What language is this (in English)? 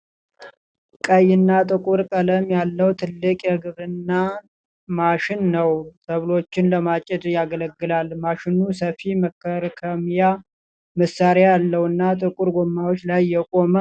Amharic